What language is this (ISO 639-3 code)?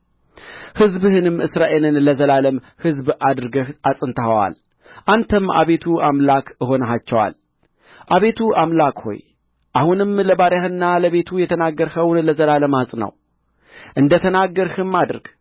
amh